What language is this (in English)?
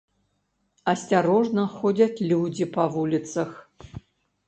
Belarusian